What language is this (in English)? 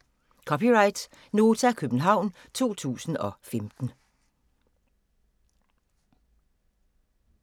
Danish